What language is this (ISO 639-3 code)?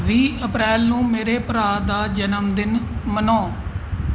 pan